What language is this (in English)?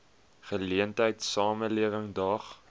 Afrikaans